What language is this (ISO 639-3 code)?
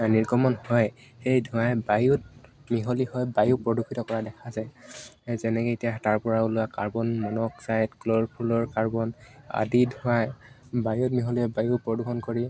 asm